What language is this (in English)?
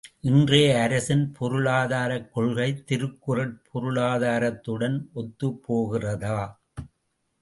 Tamil